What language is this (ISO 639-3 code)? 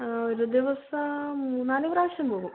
mal